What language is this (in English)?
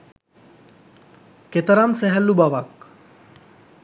Sinhala